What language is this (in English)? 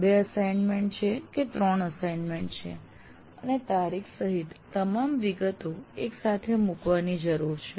Gujarati